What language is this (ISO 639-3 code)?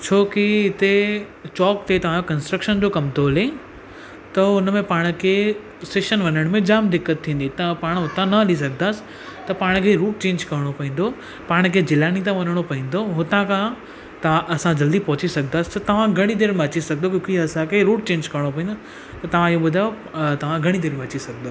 snd